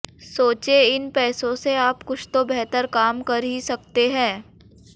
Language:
Hindi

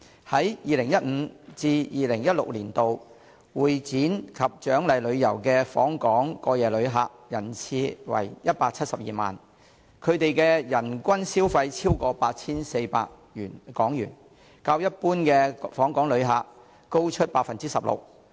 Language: Cantonese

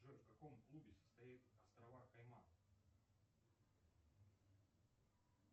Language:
Russian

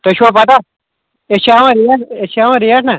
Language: Kashmiri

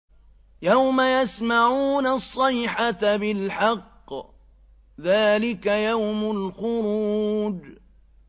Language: Arabic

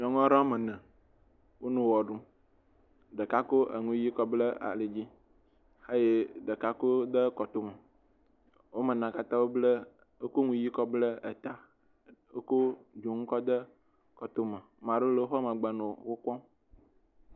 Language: Ewe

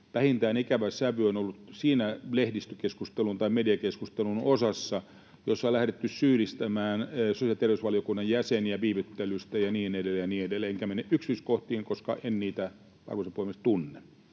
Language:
Finnish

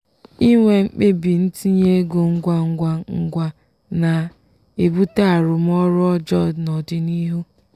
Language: Igbo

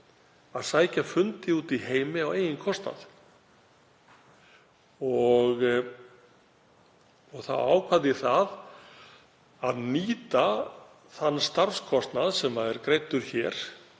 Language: Icelandic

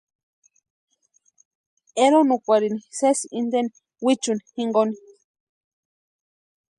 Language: Western Highland Purepecha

